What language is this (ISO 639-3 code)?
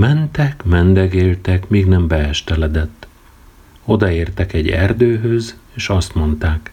hun